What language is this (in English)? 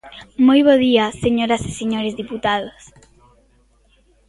Galician